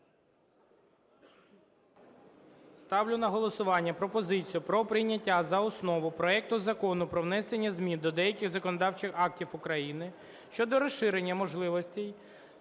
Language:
Ukrainian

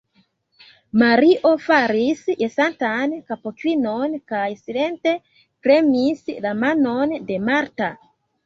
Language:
Esperanto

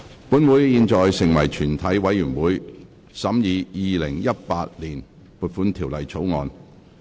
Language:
Cantonese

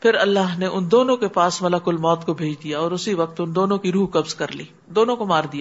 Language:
Urdu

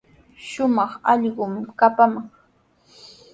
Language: Sihuas Ancash Quechua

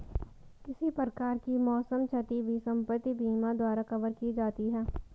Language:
Hindi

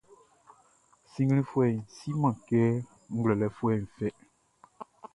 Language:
Baoulé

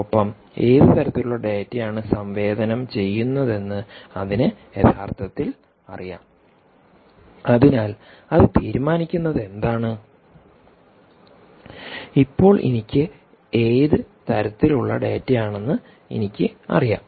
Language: Malayalam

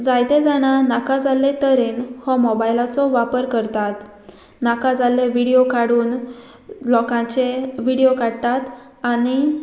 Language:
Konkani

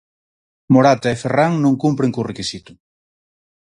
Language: Galician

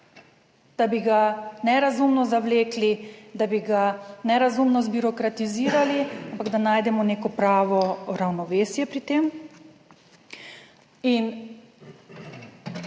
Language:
Slovenian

